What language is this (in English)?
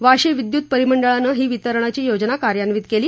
Marathi